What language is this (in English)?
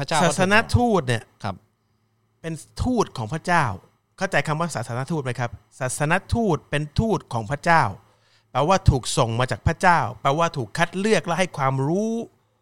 Thai